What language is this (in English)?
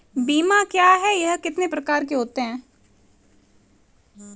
Hindi